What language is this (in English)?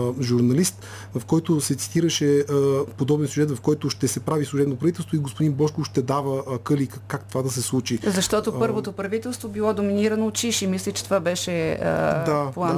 Bulgarian